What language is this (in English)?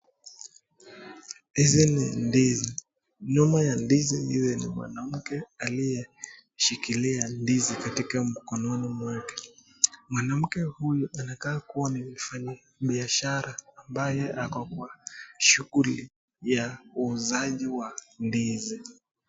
Swahili